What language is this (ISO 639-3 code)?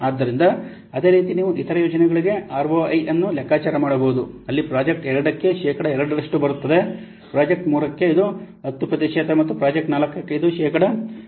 kan